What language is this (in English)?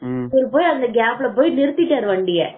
Tamil